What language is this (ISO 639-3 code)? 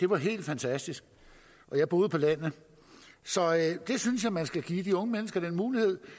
dan